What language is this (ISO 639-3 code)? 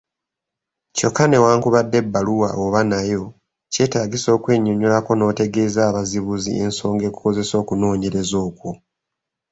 lug